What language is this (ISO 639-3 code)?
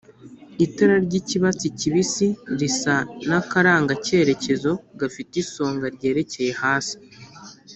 kin